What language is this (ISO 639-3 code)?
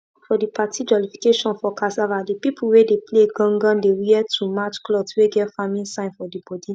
pcm